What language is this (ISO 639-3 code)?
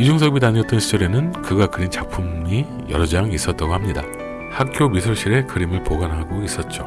kor